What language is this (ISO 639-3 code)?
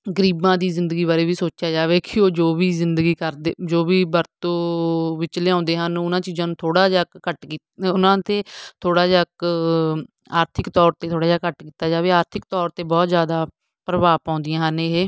pan